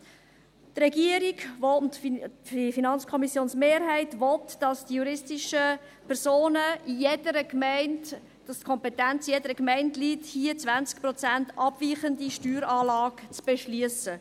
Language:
Swiss German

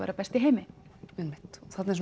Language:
Icelandic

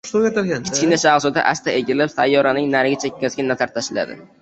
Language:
Uzbek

